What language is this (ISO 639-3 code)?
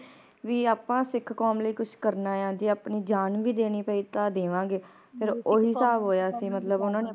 pan